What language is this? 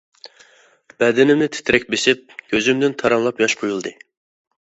Uyghur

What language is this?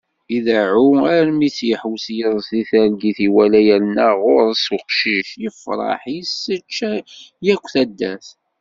Kabyle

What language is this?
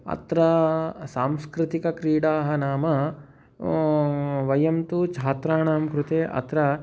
Sanskrit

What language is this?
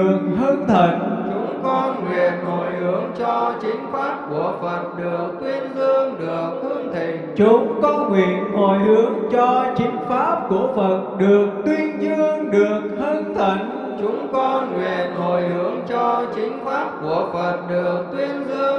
Vietnamese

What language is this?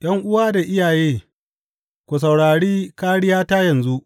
Hausa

